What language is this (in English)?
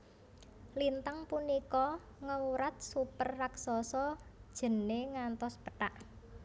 Javanese